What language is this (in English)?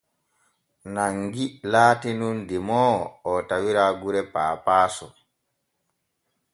Borgu Fulfulde